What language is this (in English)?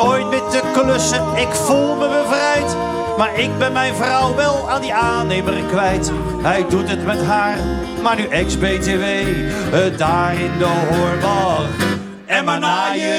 Dutch